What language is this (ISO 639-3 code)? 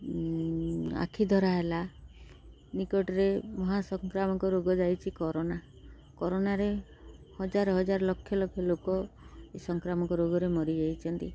ori